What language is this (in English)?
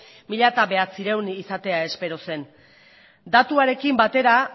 Basque